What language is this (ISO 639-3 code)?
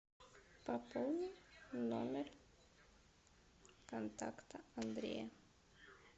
rus